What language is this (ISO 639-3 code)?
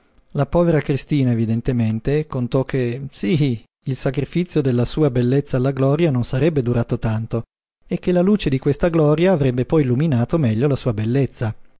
ita